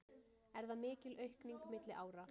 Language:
Icelandic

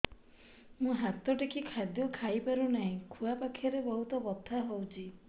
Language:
Odia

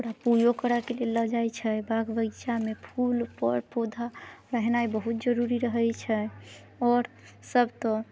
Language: Maithili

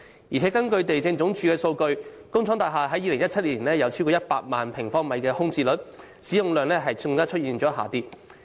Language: Cantonese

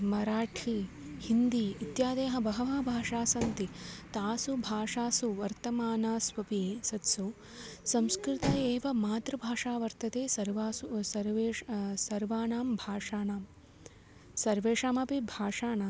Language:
Sanskrit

